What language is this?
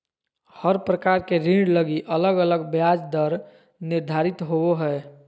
Magahi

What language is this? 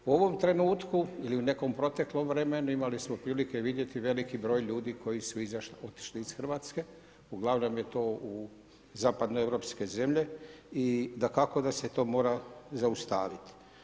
Croatian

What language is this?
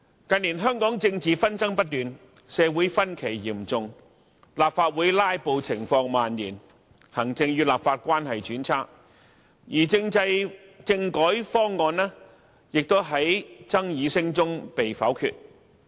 Cantonese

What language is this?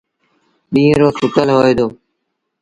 Sindhi Bhil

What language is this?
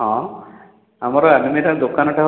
Odia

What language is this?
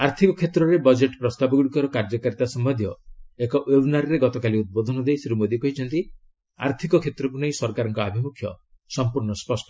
Odia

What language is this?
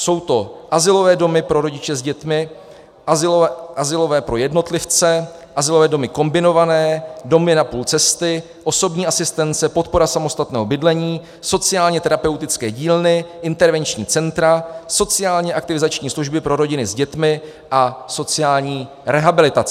Czech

